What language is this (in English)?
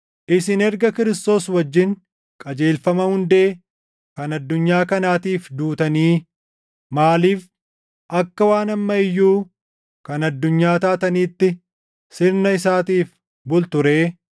Oromo